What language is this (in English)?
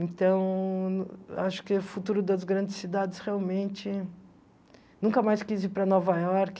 Portuguese